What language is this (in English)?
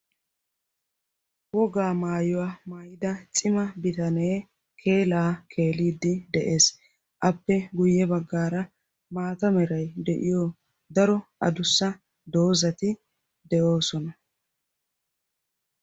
Wolaytta